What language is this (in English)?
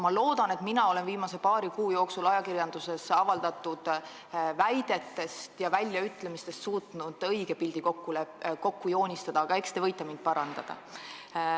Estonian